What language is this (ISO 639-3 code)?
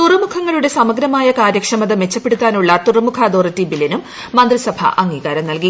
mal